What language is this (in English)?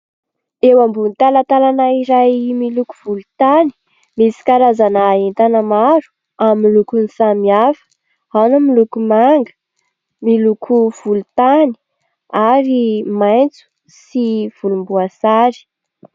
Malagasy